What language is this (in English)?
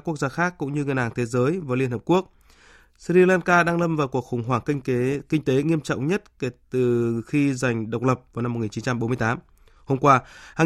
Vietnamese